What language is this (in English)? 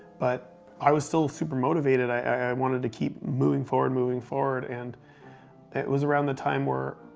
English